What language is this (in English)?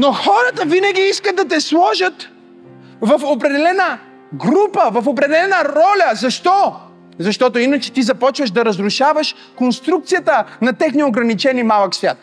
Bulgarian